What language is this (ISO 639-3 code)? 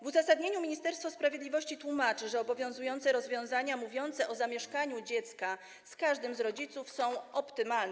pol